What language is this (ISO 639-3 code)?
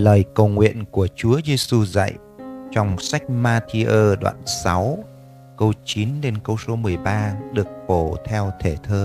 vie